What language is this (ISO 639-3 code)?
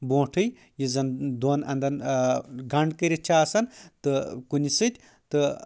kas